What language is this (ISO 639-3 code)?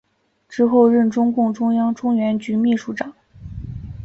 zho